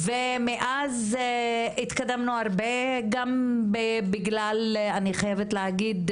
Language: Hebrew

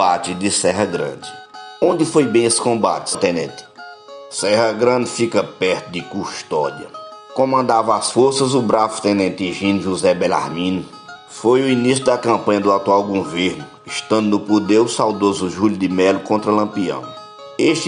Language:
Portuguese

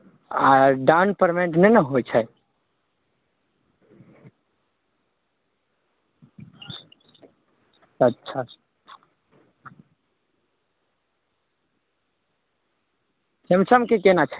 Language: Maithili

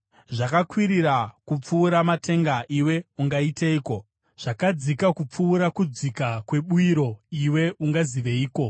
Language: Shona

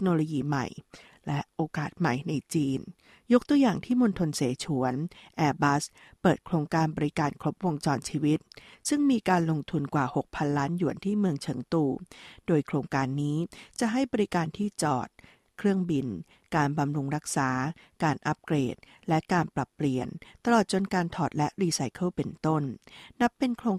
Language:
Thai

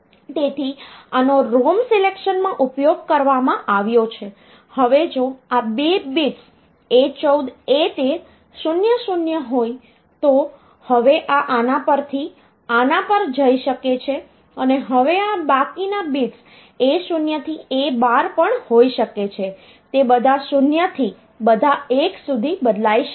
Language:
Gujarati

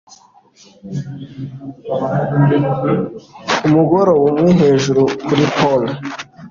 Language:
Kinyarwanda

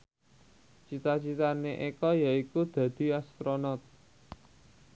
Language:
Javanese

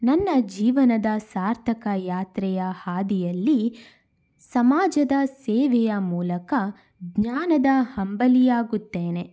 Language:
Kannada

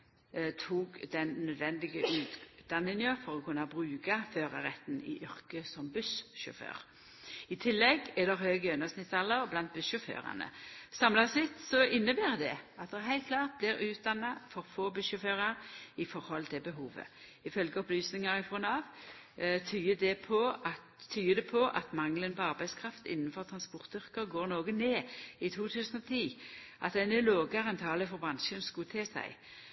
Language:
Norwegian Nynorsk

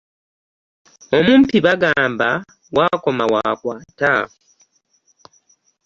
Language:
Ganda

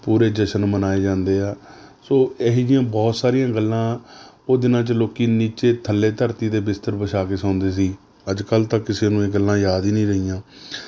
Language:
Punjabi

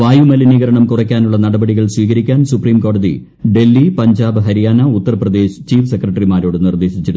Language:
Malayalam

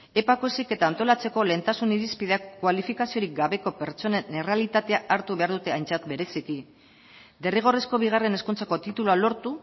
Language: Basque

